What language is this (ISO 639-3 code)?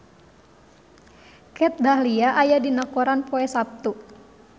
sun